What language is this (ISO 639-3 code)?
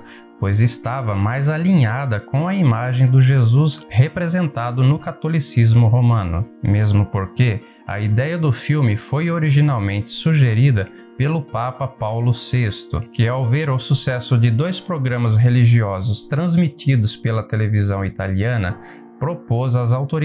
por